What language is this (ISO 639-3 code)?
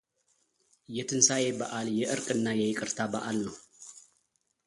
amh